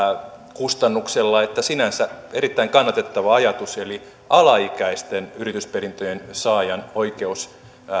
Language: Finnish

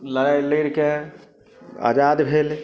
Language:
Maithili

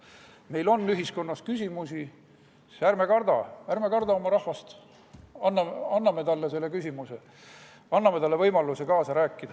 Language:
Estonian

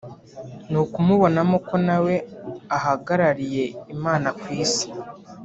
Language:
Kinyarwanda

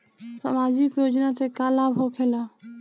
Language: Bhojpuri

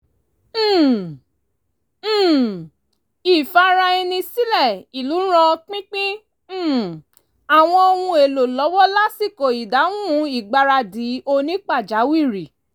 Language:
Yoruba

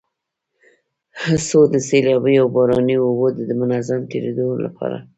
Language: Pashto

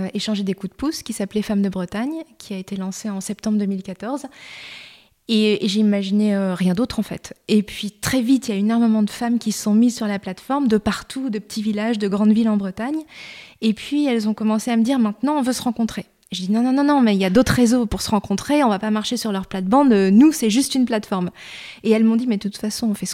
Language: French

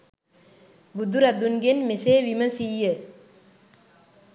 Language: Sinhala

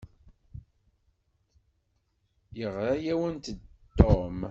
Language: Kabyle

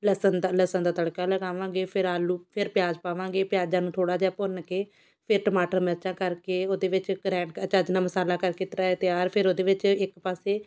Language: Punjabi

